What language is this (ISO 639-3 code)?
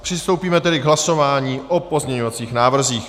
ces